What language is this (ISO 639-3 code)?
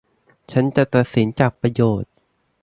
tha